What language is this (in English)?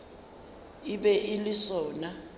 Northern Sotho